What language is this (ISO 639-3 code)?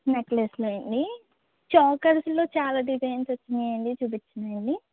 tel